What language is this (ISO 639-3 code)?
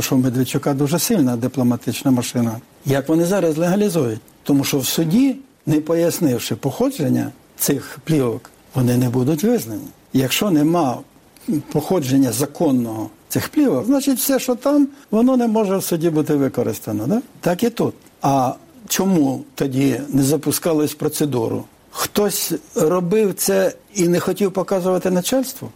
ukr